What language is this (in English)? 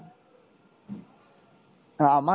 Bangla